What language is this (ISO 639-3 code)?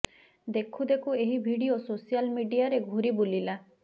ori